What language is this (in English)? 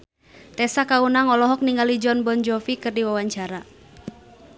Sundanese